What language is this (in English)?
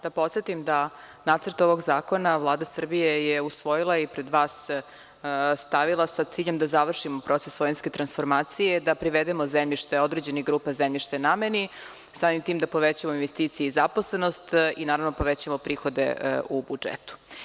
Serbian